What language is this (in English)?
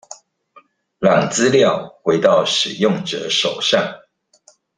Chinese